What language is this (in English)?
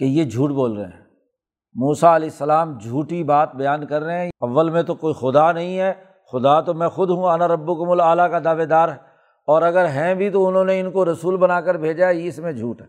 Urdu